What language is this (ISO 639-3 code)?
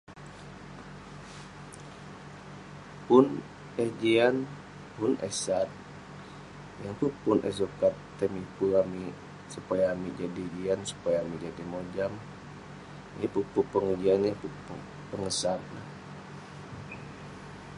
pne